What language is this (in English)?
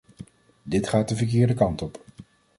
Dutch